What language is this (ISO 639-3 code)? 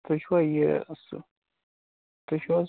kas